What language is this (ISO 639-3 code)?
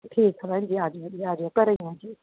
pan